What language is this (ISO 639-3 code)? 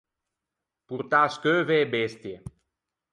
lij